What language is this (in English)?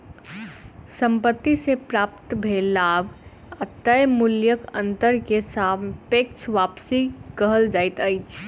Maithili